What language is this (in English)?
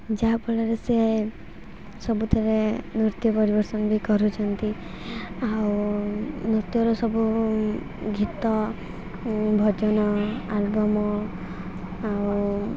Odia